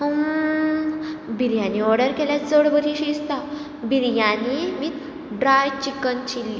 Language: Konkani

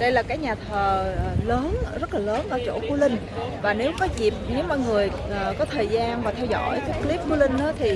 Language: Vietnamese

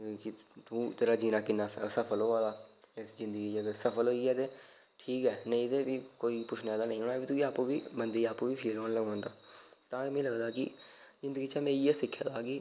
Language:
Dogri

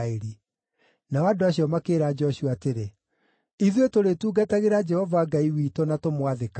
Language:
Kikuyu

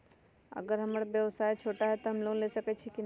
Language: Magahi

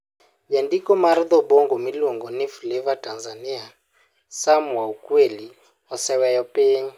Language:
Luo (Kenya and Tanzania)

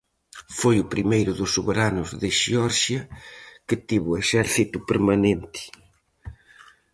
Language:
Galician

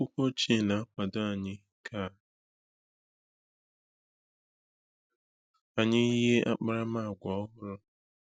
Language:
Igbo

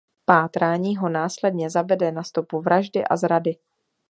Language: Czech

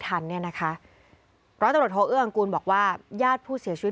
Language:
Thai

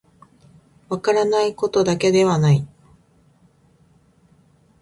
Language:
Japanese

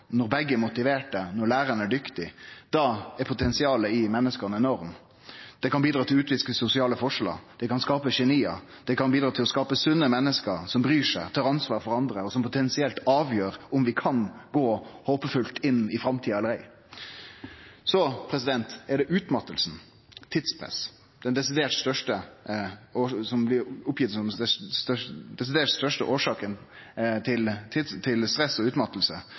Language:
Norwegian Nynorsk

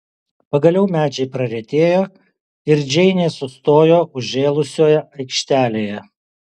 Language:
Lithuanian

